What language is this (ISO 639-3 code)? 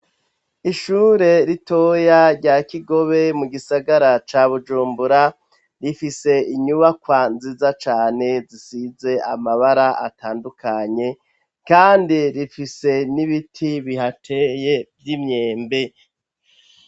run